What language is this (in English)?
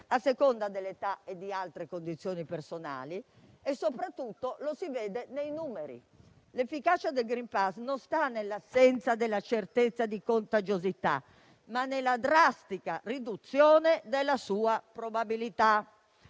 Italian